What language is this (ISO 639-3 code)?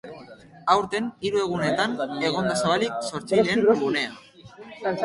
eus